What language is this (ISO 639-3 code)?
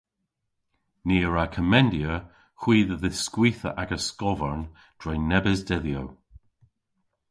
cor